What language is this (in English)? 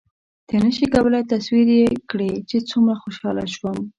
Pashto